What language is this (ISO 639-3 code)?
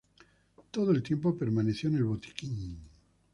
spa